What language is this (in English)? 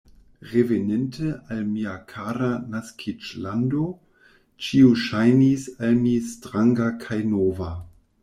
Esperanto